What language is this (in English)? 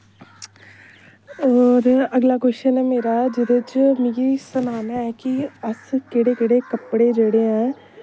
Dogri